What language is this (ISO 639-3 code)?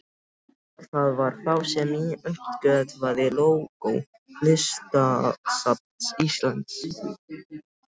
isl